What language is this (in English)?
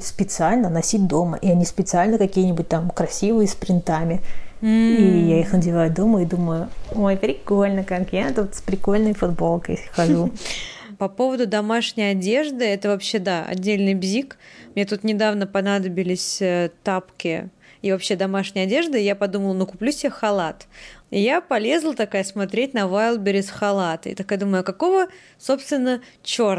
Russian